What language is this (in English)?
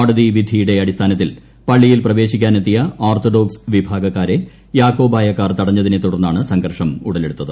Malayalam